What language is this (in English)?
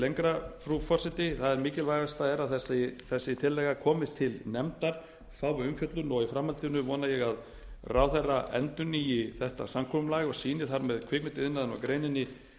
Icelandic